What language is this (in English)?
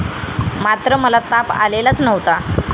Marathi